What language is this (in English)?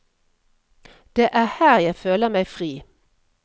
Norwegian